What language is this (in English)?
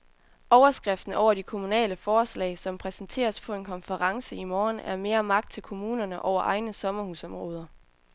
Danish